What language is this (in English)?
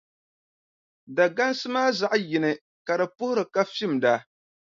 Dagbani